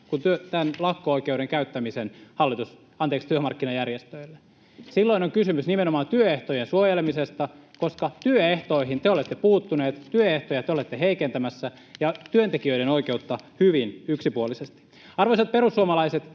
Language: Finnish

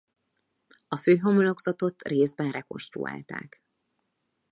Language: Hungarian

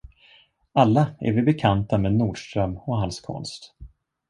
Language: Swedish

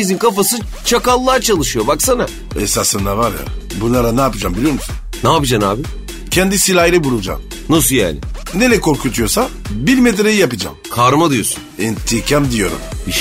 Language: Turkish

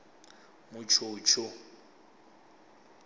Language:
Venda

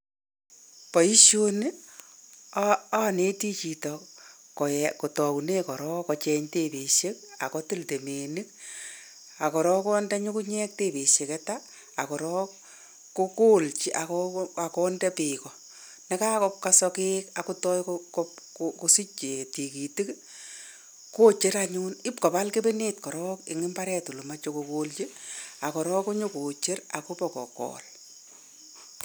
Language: Kalenjin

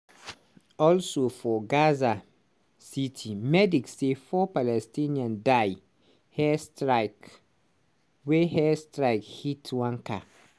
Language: Nigerian Pidgin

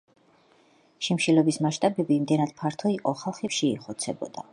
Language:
Georgian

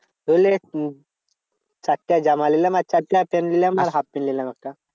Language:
Bangla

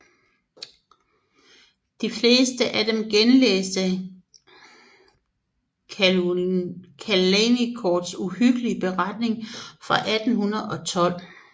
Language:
Danish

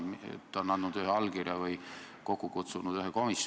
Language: Estonian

